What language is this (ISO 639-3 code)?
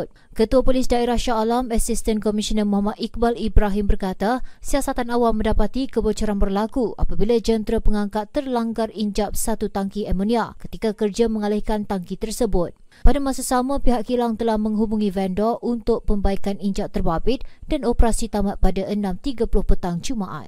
msa